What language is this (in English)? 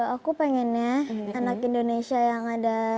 Indonesian